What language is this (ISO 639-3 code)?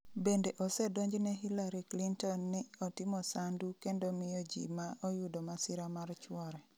luo